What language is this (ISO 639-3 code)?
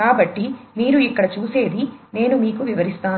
tel